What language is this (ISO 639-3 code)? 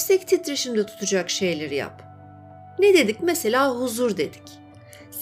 tur